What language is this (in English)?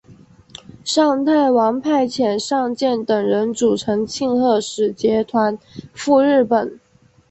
Chinese